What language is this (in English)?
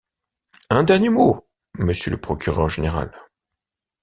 French